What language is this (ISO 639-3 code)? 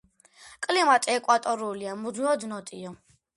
kat